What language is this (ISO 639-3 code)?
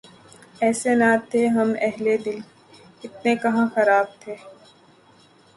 urd